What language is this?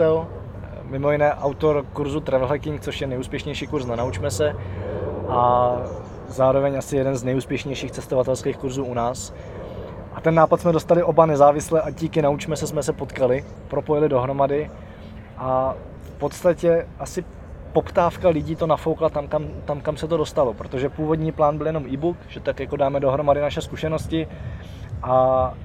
Czech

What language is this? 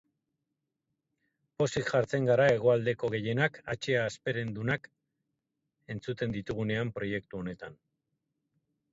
Basque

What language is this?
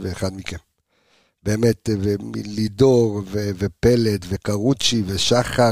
Hebrew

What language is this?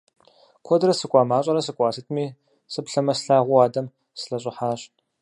Kabardian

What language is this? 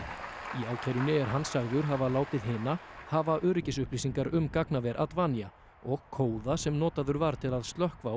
Icelandic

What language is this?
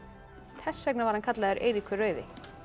Icelandic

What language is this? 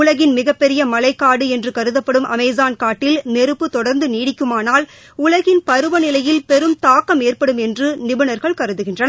Tamil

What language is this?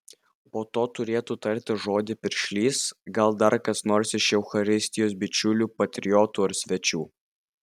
Lithuanian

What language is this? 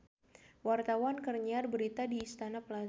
Sundanese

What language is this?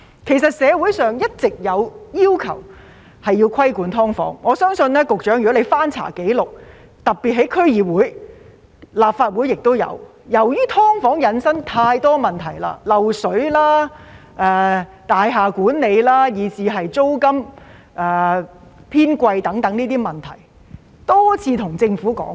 Cantonese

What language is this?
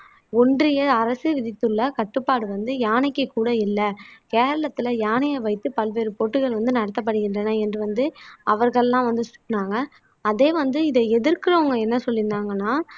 Tamil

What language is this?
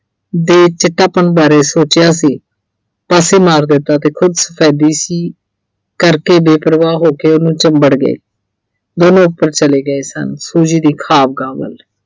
Punjabi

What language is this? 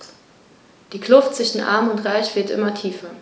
German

